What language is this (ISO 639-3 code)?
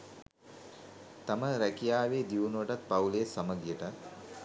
sin